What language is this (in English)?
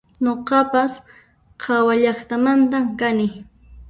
Puno Quechua